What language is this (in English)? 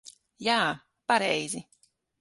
Latvian